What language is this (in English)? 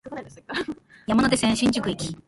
Japanese